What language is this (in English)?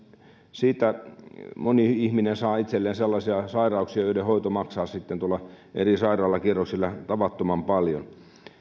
Finnish